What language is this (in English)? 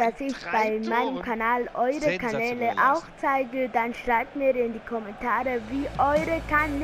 German